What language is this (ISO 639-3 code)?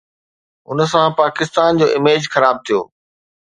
snd